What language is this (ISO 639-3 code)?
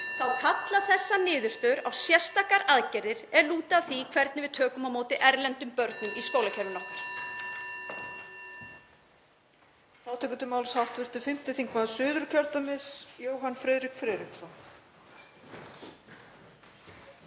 isl